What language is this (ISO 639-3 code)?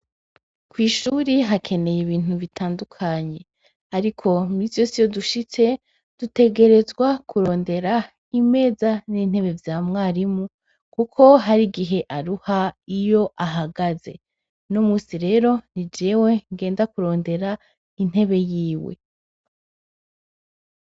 run